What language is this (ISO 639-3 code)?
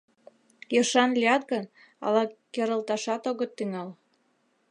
chm